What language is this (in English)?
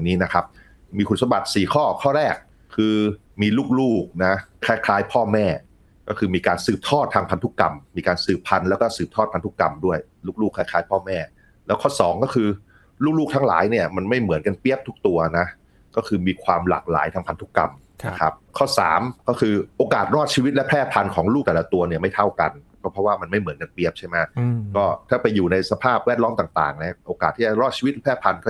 Thai